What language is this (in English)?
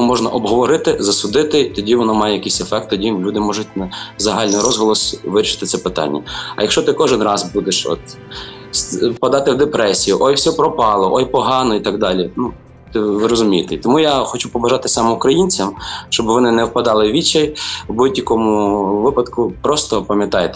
Ukrainian